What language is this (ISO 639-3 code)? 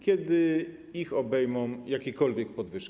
pol